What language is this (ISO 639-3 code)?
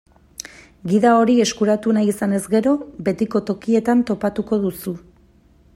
eus